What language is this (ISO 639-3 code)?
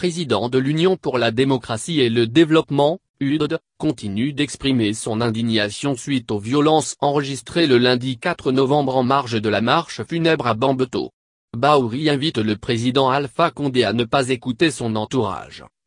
fra